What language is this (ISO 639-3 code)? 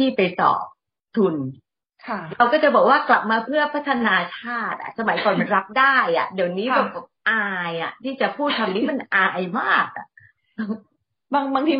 tha